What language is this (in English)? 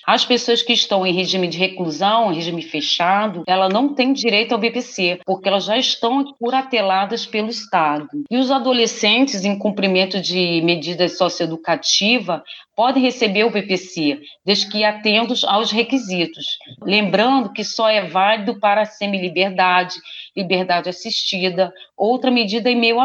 Portuguese